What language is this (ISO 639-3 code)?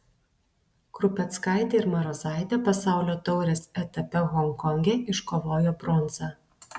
lit